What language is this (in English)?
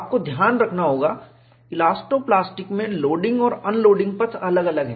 Hindi